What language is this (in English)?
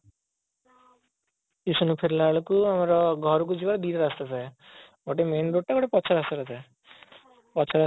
Odia